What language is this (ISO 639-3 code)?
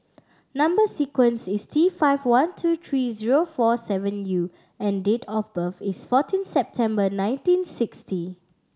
eng